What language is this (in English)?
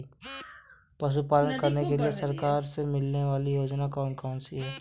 Hindi